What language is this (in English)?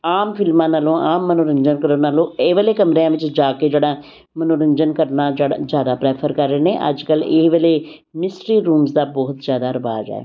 Punjabi